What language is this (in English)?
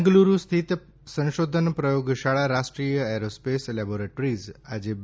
Gujarati